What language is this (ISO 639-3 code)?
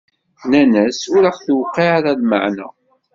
kab